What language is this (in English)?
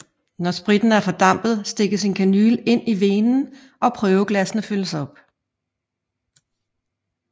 Danish